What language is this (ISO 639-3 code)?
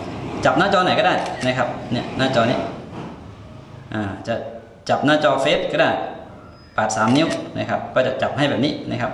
tha